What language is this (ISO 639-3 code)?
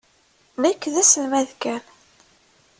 kab